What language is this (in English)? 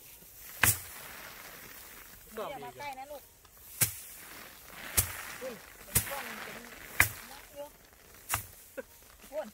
Thai